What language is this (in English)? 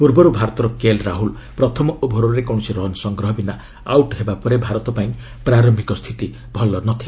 Odia